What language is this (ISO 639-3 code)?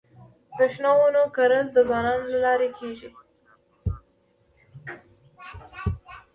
pus